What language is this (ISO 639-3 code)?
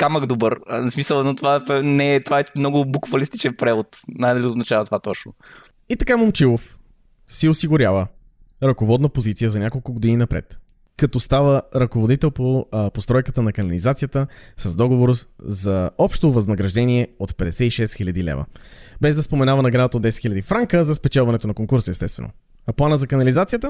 bul